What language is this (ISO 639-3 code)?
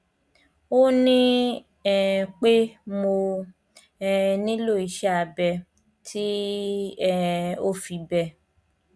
yor